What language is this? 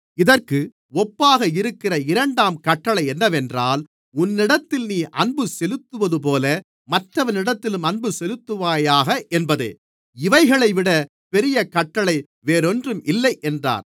Tamil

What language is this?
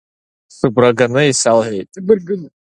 Abkhazian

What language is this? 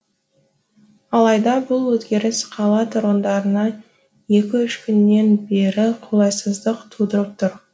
Kazakh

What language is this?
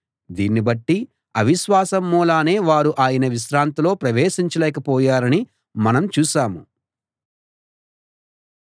Telugu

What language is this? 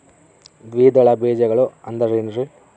Kannada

